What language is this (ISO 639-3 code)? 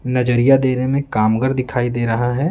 hin